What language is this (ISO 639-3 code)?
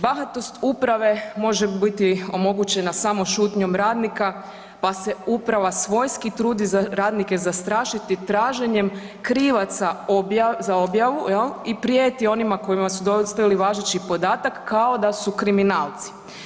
hrv